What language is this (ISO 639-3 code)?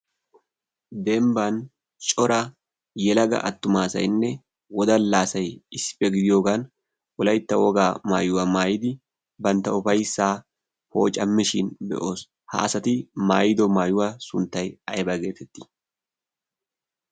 wal